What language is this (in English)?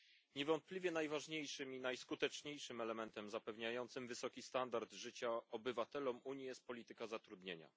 Polish